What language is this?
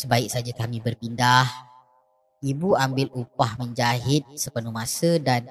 Malay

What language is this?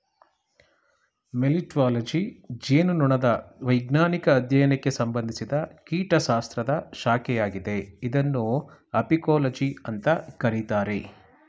Kannada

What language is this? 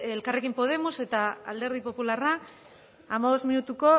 Basque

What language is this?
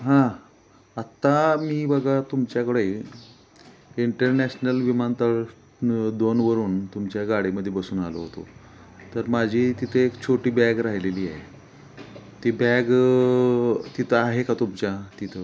Marathi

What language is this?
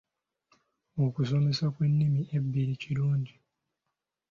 Ganda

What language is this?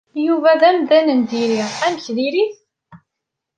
Kabyle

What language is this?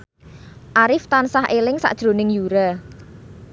Javanese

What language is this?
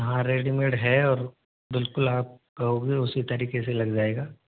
Hindi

